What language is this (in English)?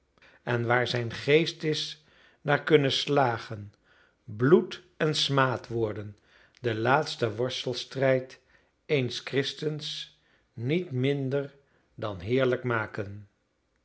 Dutch